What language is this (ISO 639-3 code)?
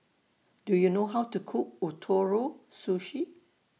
eng